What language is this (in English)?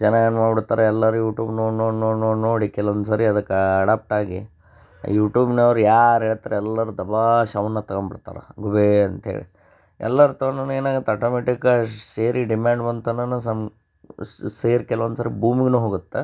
Kannada